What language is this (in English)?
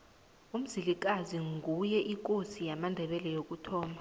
South Ndebele